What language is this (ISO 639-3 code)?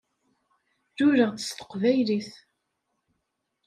kab